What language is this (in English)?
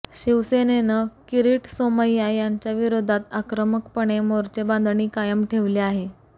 Marathi